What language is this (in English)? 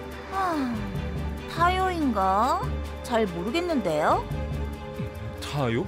Korean